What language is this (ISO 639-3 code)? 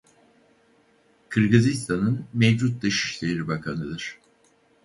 tur